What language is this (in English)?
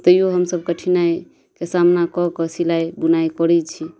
Maithili